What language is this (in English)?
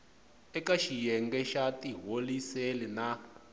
Tsonga